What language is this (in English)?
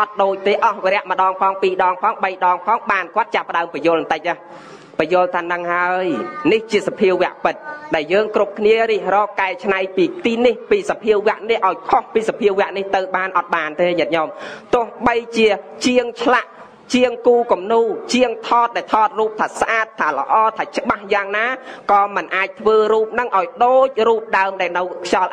Thai